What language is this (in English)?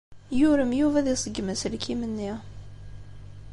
Kabyle